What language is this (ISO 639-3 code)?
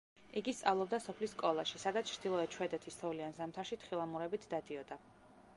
kat